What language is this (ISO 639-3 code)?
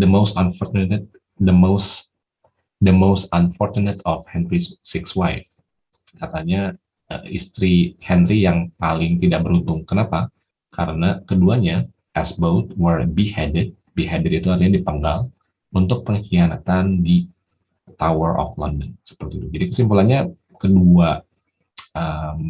ind